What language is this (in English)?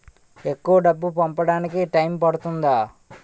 Telugu